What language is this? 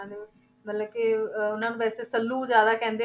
Punjabi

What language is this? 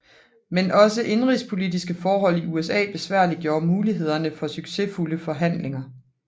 Danish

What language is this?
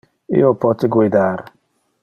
Interlingua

